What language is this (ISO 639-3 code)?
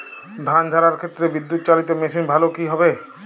ben